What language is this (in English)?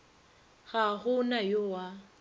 Northern Sotho